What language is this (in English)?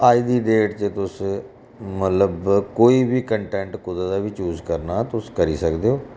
Dogri